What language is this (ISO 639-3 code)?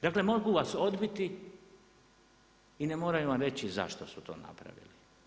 hrv